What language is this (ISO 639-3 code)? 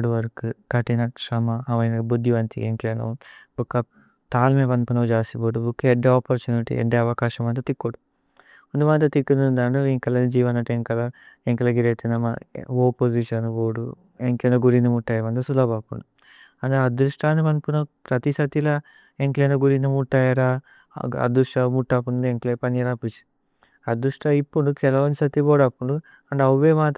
tcy